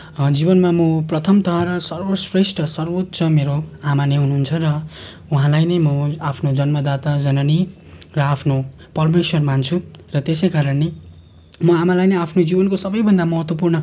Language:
Nepali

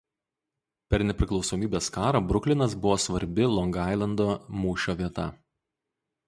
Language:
Lithuanian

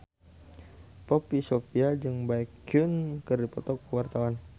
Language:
Sundanese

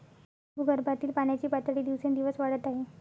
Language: Marathi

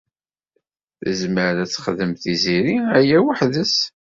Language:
Kabyle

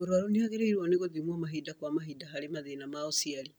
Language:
Kikuyu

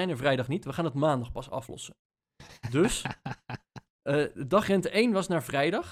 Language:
Dutch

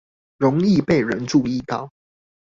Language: Chinese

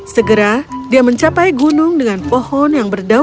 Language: Indonesian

